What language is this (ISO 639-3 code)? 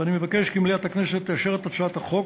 heb